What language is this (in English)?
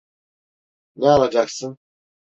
Turkish